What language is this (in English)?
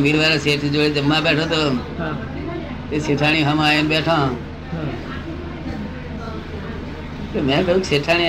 Gujarati